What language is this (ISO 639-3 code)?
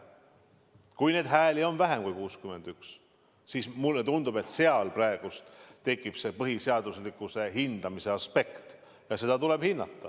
est